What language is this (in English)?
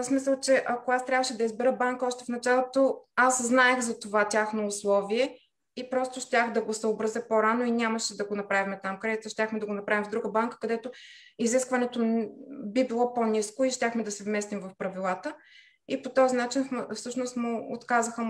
Bulgarian